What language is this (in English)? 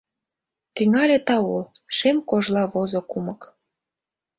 Mari